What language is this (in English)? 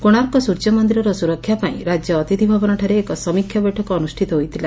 Odia